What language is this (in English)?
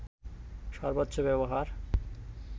Bangla